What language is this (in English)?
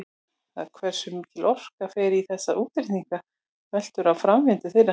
Icelandic